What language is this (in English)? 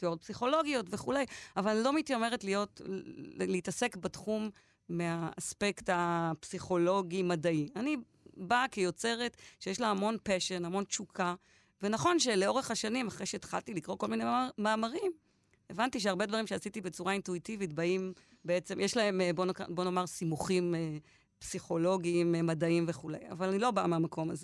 Hebrew